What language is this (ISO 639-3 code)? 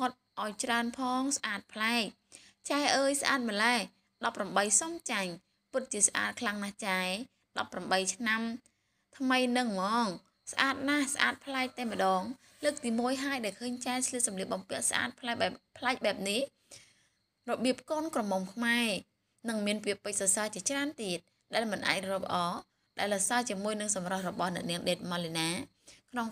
tha